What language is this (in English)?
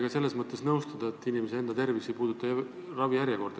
Estonian